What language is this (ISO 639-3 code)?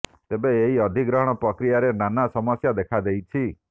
ori